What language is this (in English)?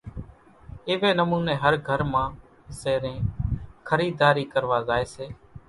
Kachi Koli